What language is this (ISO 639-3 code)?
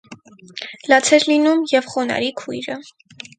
hye